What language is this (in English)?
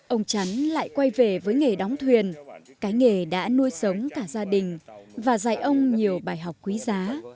Vietnamese